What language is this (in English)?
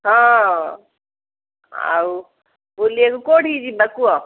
Odia